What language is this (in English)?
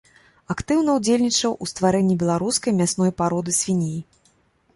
Belarusian